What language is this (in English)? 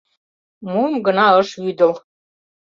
Mari